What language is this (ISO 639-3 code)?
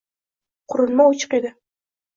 uzb